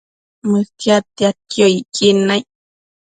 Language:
Matsés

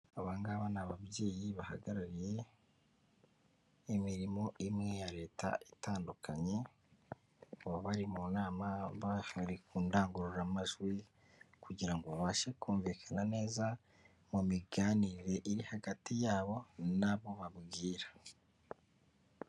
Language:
Kinyarwanda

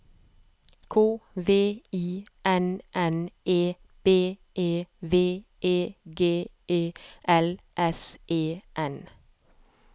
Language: Norwegian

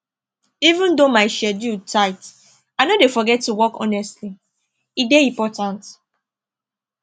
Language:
Nigerian Pidgin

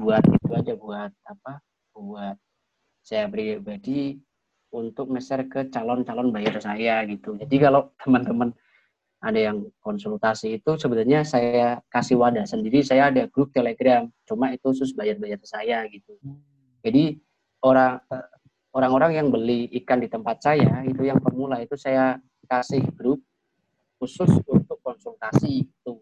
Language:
Indonesian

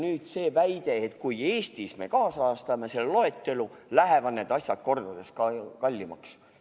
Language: Estonian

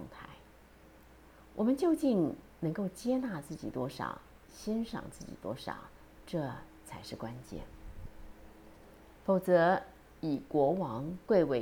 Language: Chinese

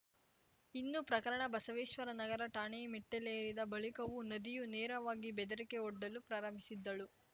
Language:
Kannada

